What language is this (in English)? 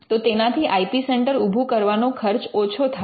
Gujarati